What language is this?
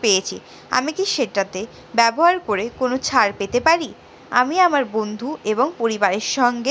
Bangla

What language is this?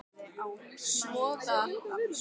Icelandic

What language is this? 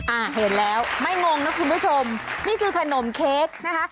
Thai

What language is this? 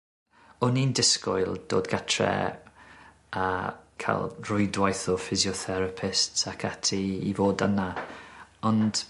Welsh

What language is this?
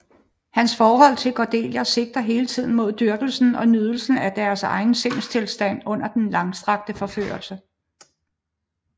Danish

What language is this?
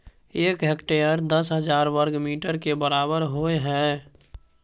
Maithili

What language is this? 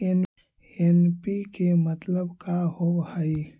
Magahi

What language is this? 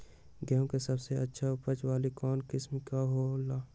Magahi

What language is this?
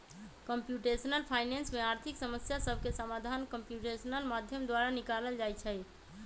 Magahi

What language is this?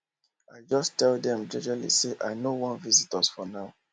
Nigerian Pidgin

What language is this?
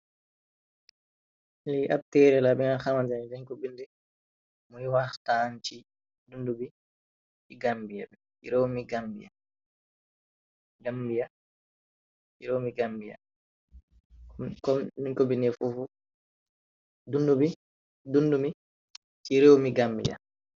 Wolof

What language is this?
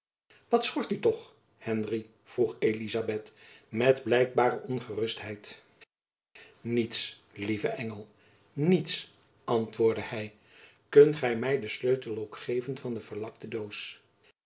Dutch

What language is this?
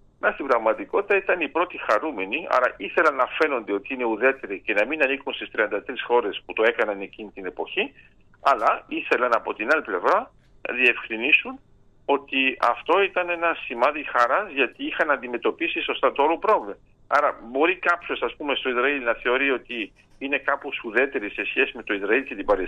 Greek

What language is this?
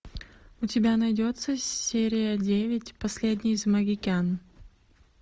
Russian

